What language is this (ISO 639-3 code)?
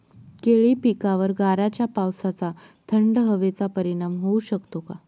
mar